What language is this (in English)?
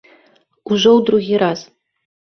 Belarusian